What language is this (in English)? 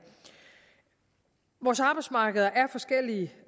Danish